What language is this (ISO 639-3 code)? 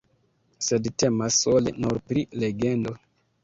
epo